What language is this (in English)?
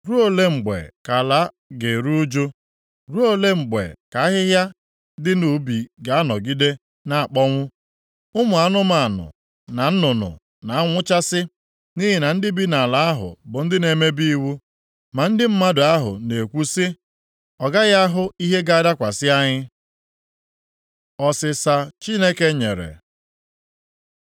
Igbo